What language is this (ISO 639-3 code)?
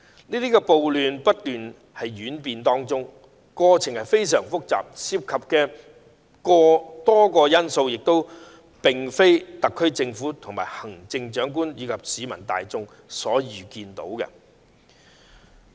yue